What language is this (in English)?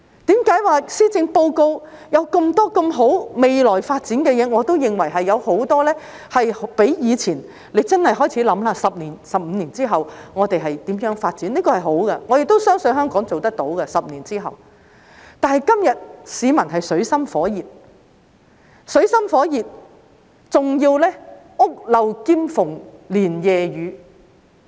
Cantonese